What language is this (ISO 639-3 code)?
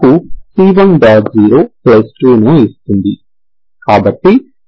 tel